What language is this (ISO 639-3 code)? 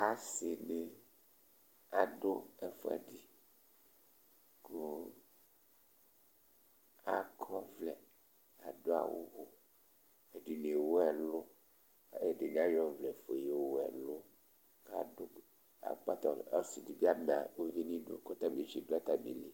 kpo